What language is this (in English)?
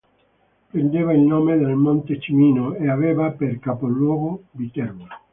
Italian